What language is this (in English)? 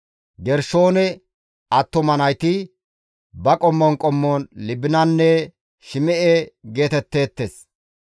Gamo